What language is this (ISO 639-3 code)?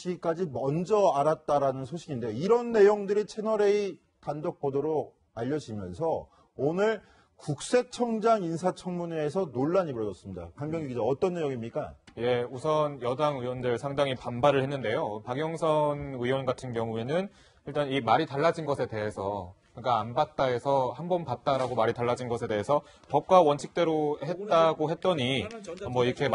kor